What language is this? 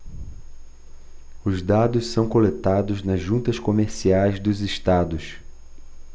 Portuguese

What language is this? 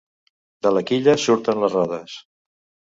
Catalan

